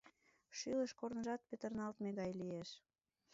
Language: Mari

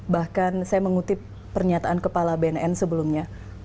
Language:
Indonesian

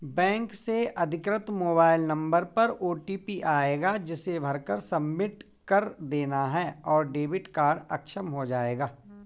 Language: Hindi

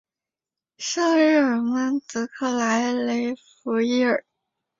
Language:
Chinese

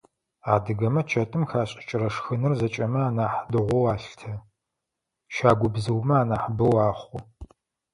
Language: Adyghe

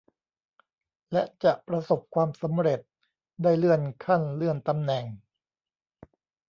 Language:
Thai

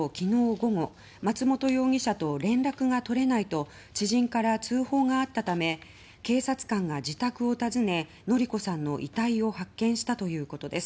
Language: Japanese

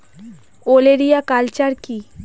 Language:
Bangla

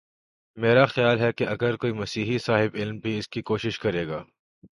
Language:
Urdu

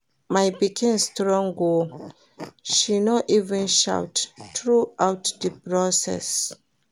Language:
Nigerian Pidgin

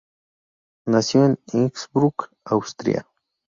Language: Spanish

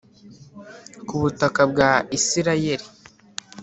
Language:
Kinyarwanda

